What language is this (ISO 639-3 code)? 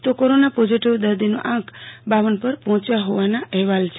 guj